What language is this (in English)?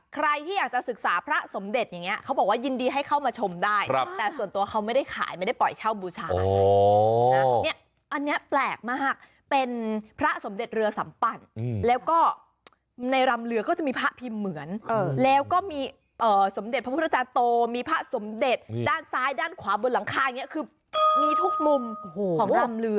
Thai